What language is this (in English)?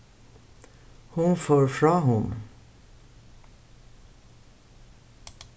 Faroese